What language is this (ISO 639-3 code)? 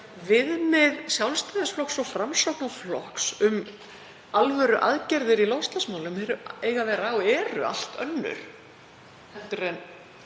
isl